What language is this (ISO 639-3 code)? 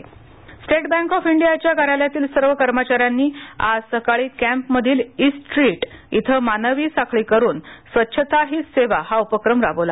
mar